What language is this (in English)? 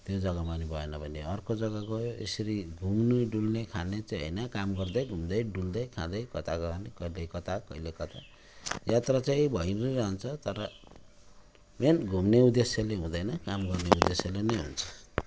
Nepali